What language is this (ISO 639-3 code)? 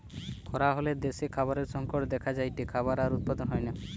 ben